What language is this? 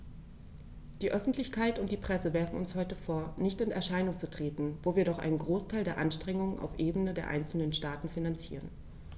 German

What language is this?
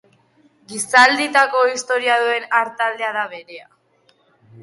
Basque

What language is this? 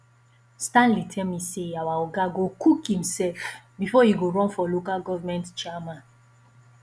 Nigerian Pidgin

